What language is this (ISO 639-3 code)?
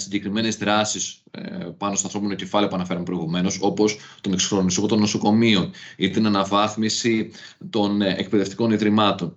ell